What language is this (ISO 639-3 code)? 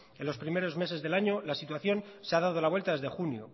spa